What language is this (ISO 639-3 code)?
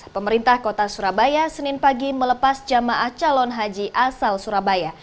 ind